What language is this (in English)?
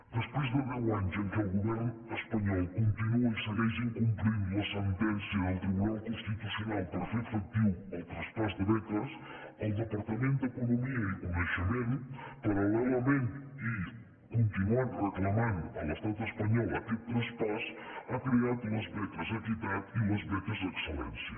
Catalan